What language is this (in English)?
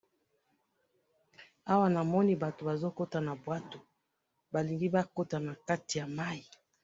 Lingala